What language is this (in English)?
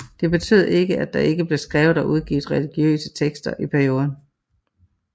Danish